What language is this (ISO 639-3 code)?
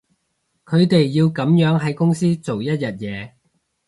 yue